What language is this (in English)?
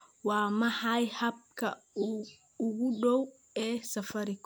Somali